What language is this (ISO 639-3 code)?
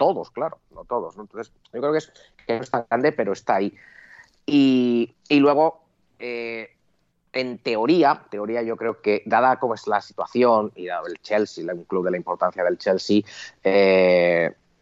spa